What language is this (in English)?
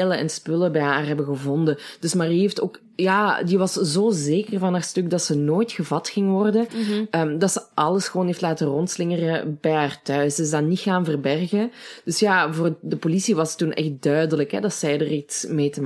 Dutch